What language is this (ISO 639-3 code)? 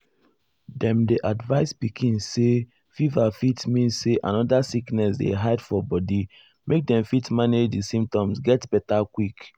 pcm